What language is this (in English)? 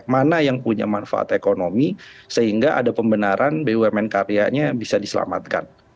Indonesian